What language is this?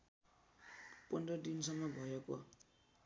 Nepali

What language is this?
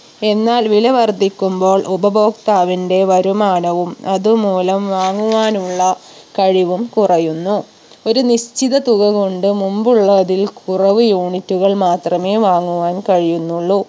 Malayalam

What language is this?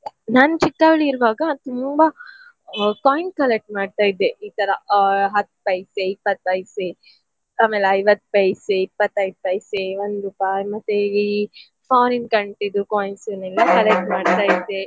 Kannada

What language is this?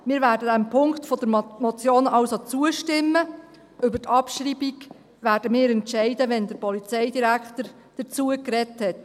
Swiss German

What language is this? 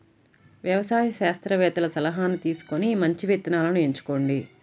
Telugu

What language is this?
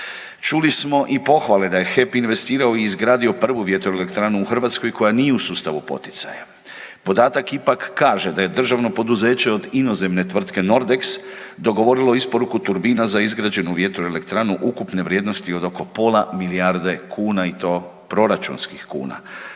Croatian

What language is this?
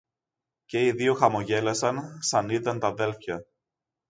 Greek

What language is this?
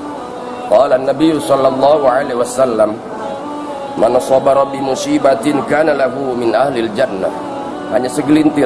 Indonesian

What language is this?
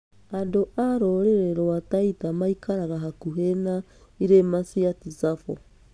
Kikuyu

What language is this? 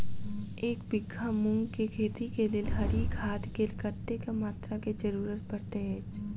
Maithili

